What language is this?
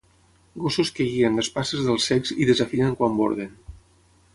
Catalan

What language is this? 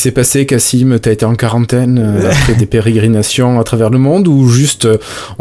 French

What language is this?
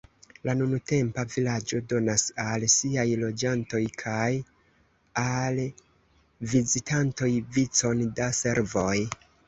Esperanto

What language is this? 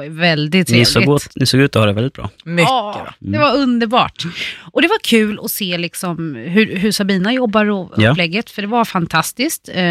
Swedish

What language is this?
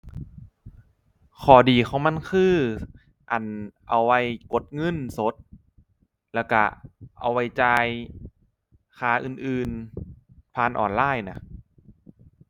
Thai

